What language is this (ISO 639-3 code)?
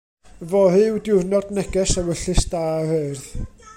cym